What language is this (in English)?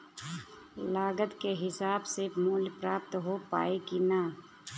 Bhojpuri